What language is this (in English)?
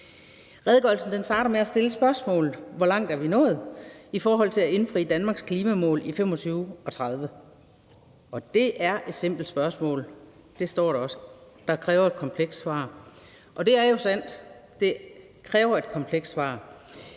Danish